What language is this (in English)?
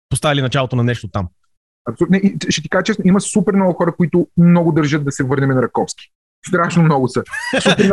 Bulgarian